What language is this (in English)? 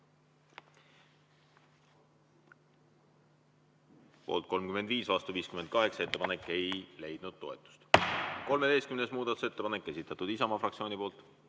Estonian